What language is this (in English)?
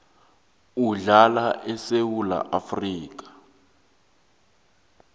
South Ndebele